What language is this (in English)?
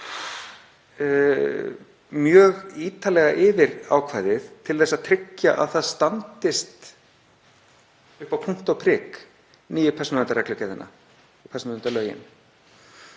Icelandic